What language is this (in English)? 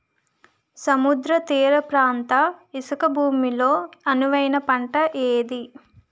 Telugu